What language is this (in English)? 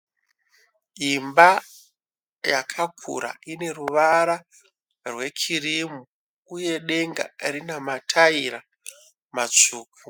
Shona